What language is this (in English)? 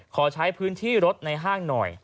Thai